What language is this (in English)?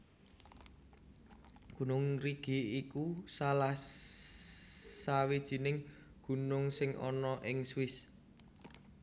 Javanese